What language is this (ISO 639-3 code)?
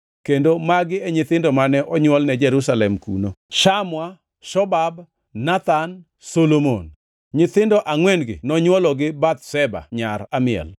luo